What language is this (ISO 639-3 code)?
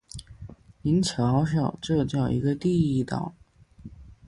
zho